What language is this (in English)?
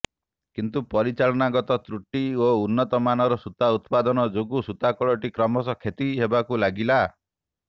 Odia